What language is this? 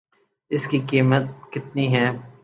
Urdu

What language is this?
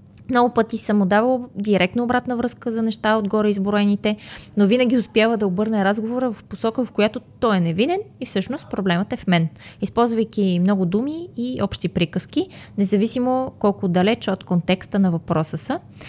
Bulgarian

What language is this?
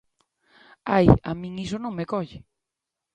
Galician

